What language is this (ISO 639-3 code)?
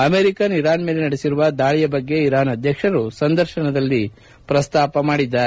kan